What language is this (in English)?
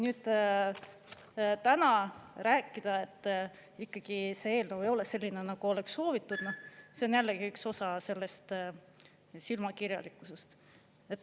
Estonian